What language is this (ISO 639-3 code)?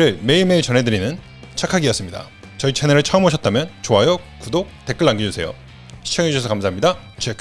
kor